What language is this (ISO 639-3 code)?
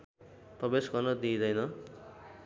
nep